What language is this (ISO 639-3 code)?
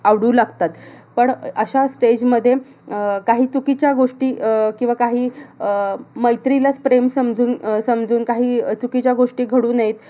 mar